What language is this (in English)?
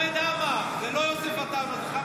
Hebrew